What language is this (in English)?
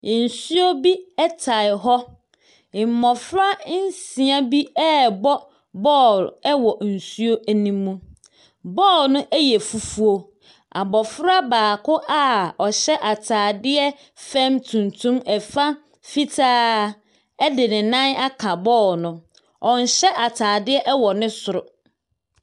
Akan